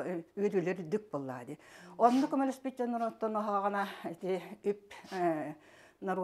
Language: Arabic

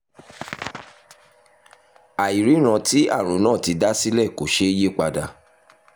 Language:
Yoruba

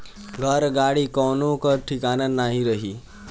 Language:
Bhojpuri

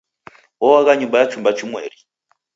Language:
Taita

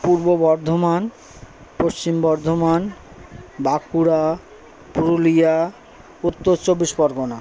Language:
Bangla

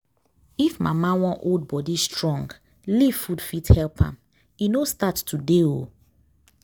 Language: Nigerian Pidgin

